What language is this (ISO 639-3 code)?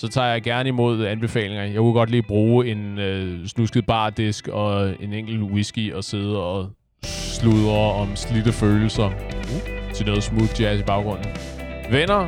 dan